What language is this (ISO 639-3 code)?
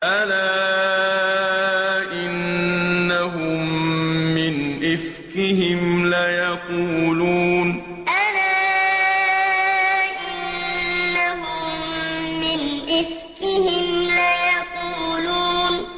ara